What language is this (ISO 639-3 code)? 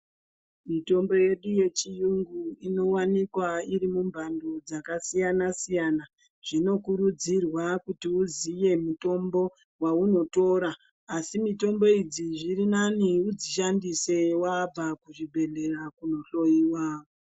ndc